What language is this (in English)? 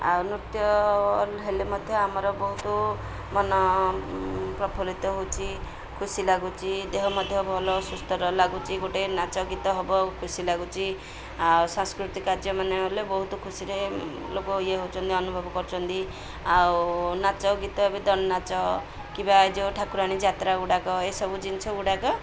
Odia